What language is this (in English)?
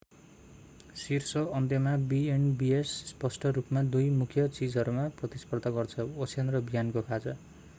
Nepali